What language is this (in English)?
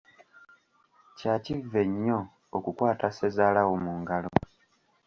Ganda